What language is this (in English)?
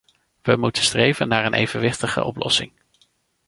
Dutch